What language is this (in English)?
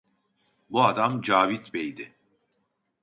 Turkish